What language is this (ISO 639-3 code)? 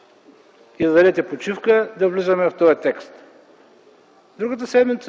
bul